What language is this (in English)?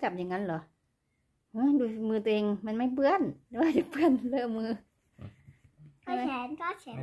Thai